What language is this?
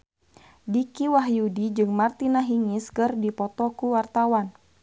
Sundanese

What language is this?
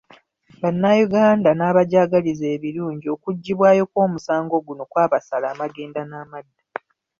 Ganda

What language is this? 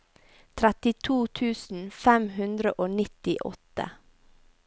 Norwegian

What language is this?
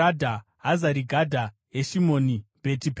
Shona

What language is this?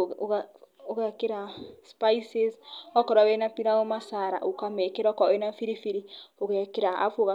Kikuyu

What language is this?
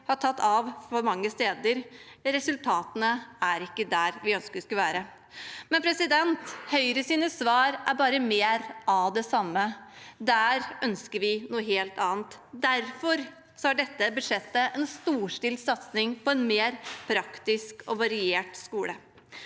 Norwegian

